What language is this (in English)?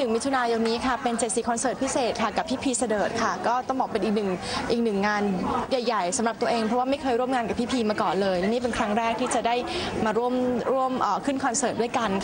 Thai